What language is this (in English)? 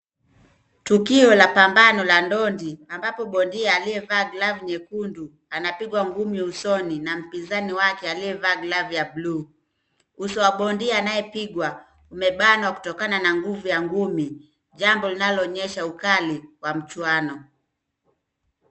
Swahili